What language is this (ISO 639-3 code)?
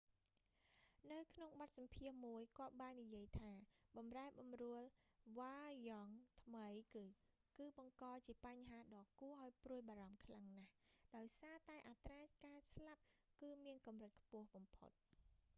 khm